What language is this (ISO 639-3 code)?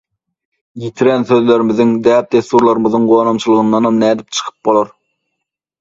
tuk